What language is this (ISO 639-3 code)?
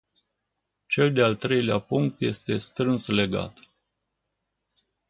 ron